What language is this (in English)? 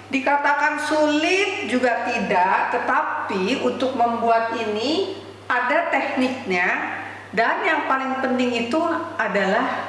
Indonesian